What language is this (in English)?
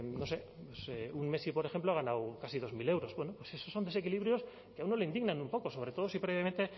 Spanish